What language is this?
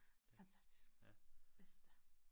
Danish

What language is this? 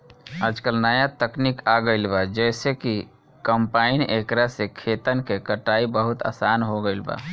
Bhojpuri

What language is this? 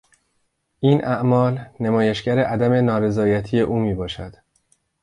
Persian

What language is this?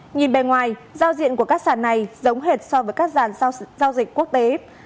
Vietnamese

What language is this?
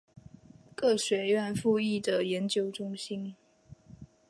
Chinese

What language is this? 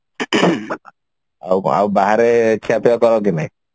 Odia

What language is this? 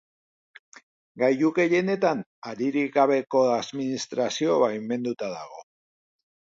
Basque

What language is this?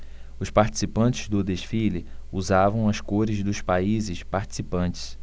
Portuguese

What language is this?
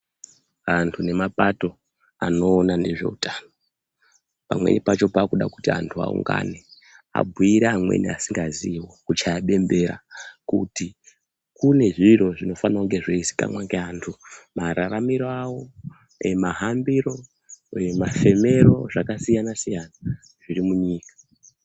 Ndau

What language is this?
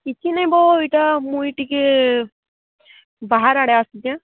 Odia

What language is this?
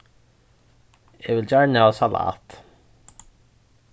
Faroese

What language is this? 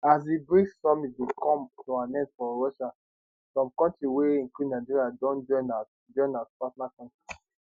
Nigerian Pidgin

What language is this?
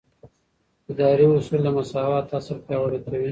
Pashto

